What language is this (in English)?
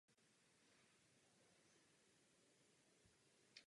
Czech